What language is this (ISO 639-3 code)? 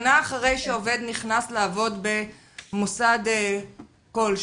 heb